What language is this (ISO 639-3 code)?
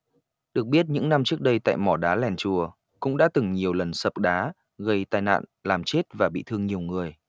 vie